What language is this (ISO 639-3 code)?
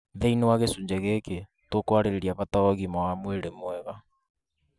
kik